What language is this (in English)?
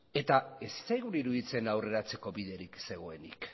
Basque